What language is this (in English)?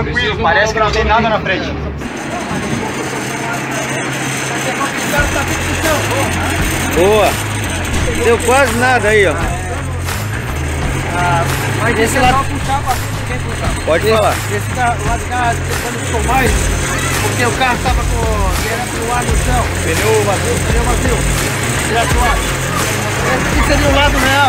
Portuguese